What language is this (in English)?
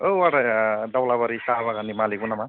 Bodo